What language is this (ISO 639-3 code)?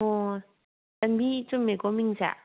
mni